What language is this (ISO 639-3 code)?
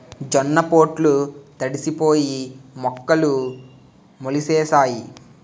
tel